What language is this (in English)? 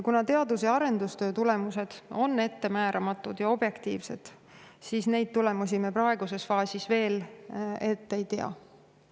Estonian